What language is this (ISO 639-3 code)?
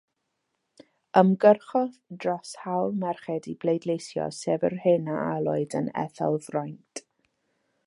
cym